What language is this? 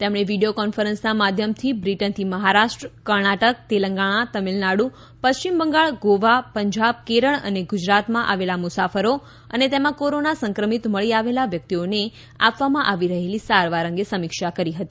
Gujarati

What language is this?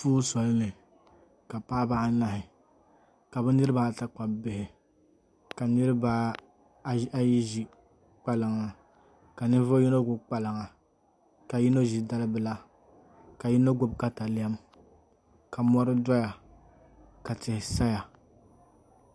Dagbani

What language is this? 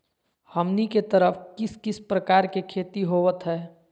Magahi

